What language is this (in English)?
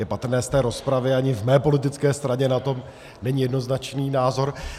Czech